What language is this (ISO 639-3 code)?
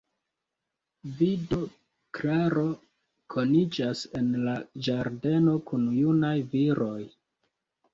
epo